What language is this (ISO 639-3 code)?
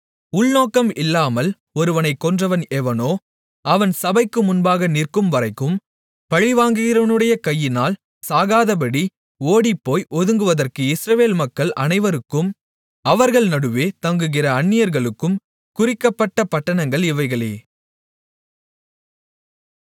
tam